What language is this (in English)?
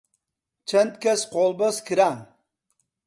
Central Kurdish